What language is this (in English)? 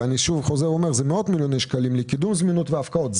Hebrew